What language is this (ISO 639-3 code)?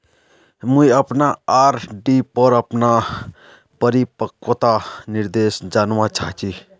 mag